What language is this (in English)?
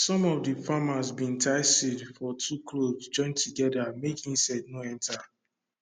Nigerian Pidgin